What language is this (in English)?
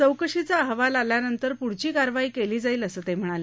Marathi